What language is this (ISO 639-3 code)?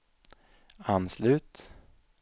swe